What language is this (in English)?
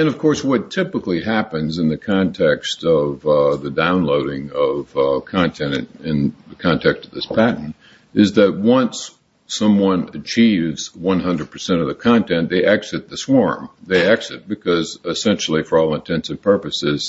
English